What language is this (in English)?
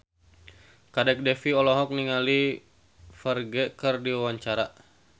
Sundanese